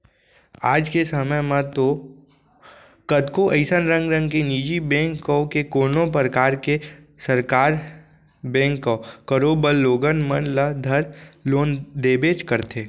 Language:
Chhattisgarhi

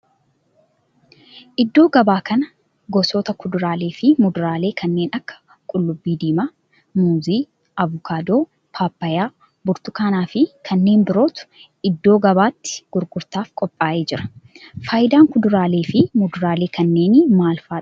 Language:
Oromo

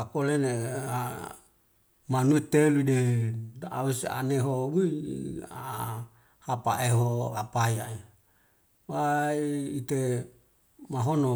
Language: Wemale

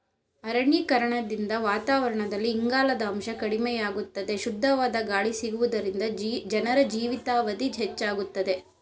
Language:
Kannada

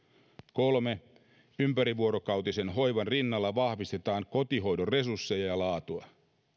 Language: Finnish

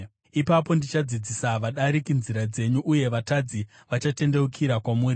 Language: Shona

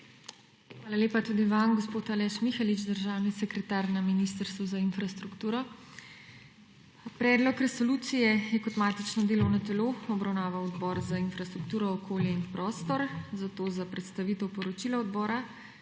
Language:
Slovenian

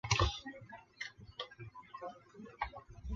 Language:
Chinese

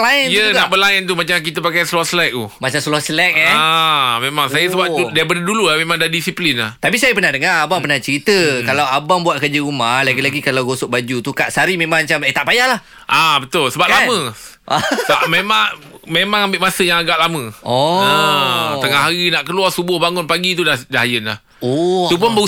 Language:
Malay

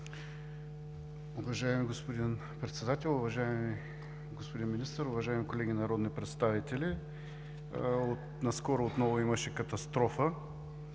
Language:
Bulgarian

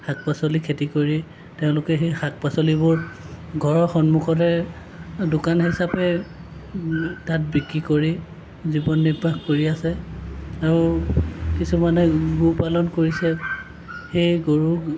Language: Assamese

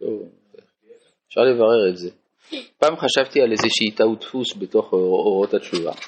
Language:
Hebrew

